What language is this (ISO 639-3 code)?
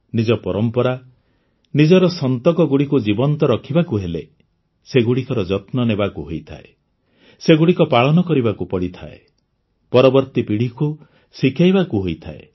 ori